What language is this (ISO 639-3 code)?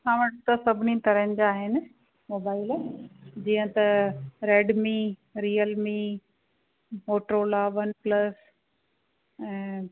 snd